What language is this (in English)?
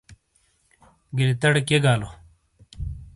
Shina